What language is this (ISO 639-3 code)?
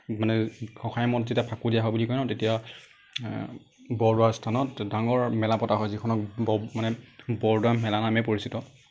asm